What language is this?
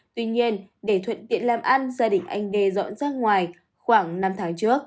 Vietnamese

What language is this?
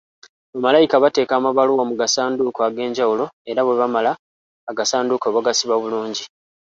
Ganda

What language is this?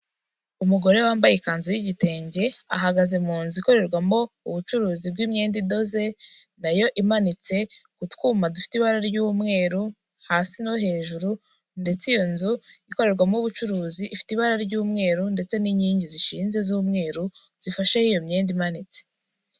Kinyarwanda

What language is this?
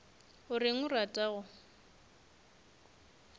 Northern Sotho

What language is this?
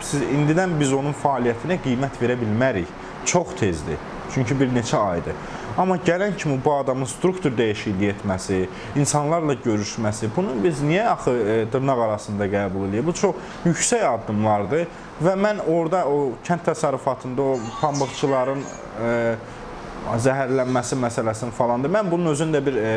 Azerbaijani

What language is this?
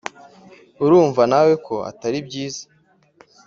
Kinyarwanda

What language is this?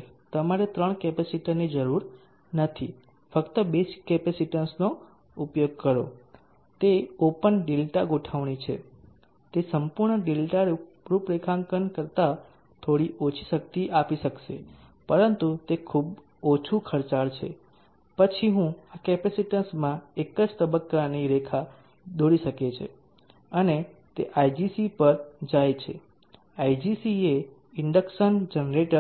Gujarati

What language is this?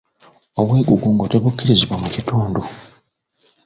Ganda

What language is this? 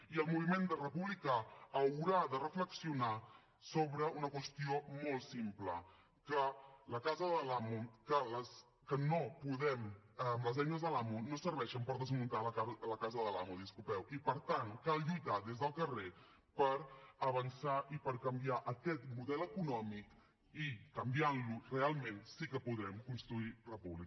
Catalan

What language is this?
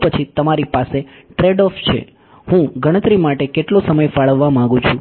Gujarati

